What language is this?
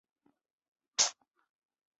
Chinese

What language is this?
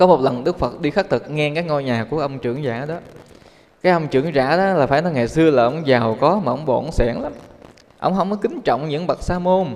Vietnamese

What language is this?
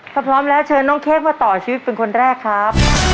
Thai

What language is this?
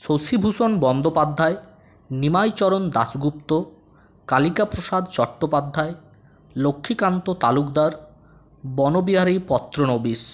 Bangla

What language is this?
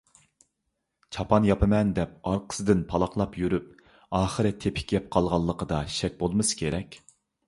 Uyghur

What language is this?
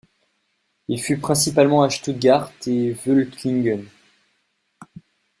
French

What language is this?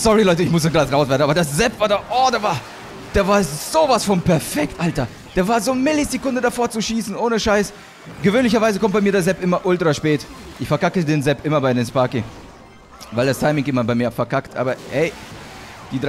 German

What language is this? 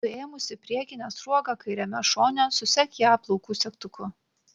Lithuanian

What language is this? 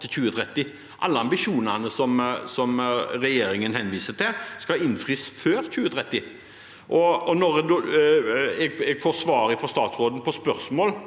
Norwegian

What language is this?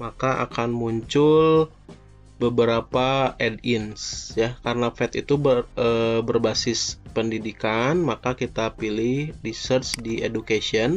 Indonesian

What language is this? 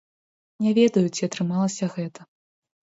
Belarusian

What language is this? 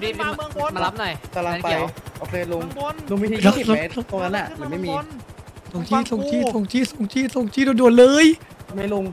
Thai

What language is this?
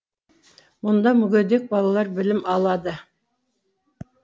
Kazakh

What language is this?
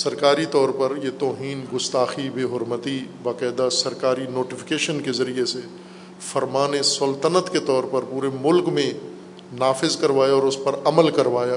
Urdu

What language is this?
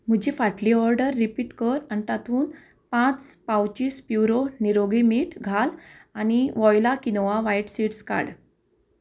Konkani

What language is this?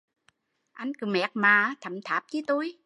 Vietnamese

